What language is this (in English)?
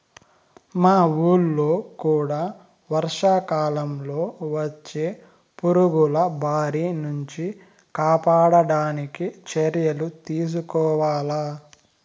Telugu